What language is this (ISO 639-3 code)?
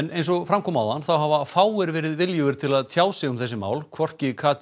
isl